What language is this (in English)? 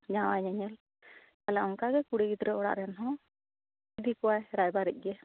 Santali